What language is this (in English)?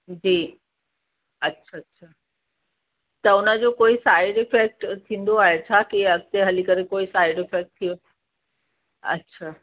Sindhi